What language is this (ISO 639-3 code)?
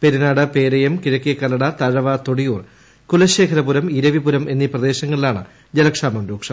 mal